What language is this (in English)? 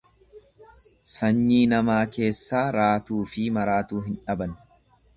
Oromo